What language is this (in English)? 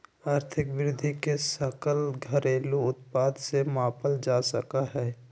Magahi